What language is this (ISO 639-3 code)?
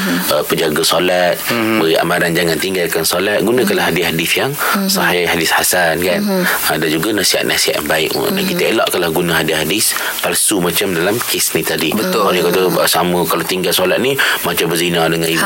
msa